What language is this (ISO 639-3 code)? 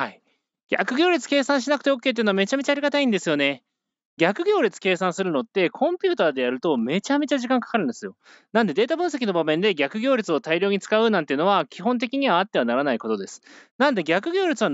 jpn